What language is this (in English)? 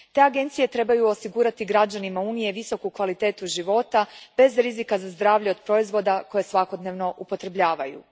Croatian